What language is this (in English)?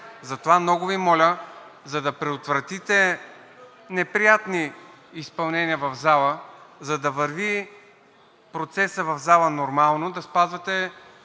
Bulgarian